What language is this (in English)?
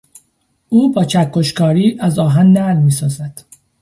Persian